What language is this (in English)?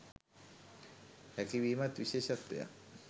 Sinhala